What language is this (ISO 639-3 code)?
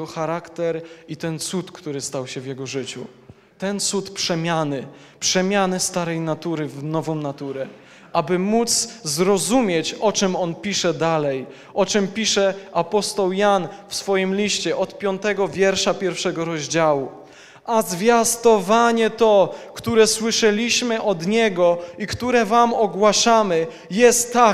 pol